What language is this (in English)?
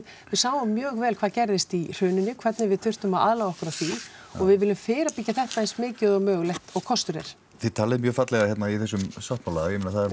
Icelandic